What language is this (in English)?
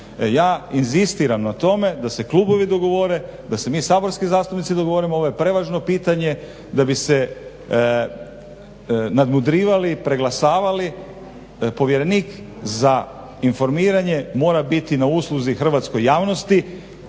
Croatian